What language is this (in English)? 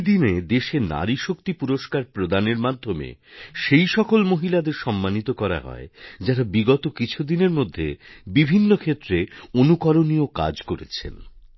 Bangla